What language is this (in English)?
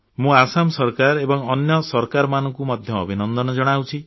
Odia